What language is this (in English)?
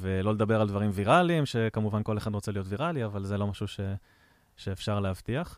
Hebrew